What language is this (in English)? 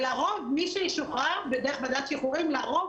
Hebrew